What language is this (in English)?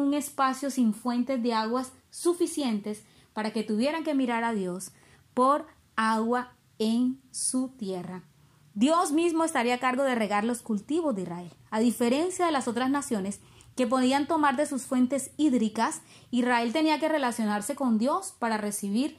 Spanish